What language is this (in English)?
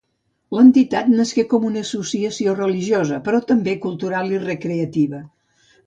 Catalan